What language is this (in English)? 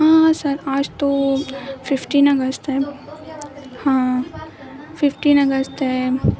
Urdu